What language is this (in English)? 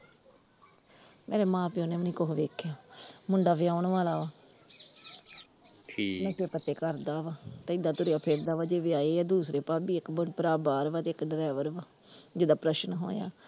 Punjabi